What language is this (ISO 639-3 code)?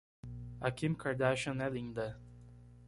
por